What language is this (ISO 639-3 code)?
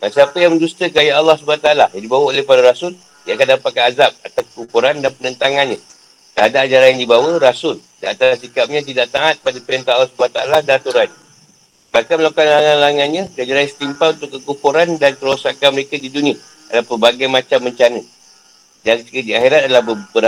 msa